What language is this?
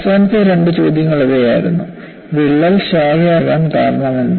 Malayalam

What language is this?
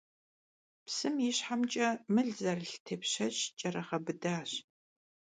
Kabardian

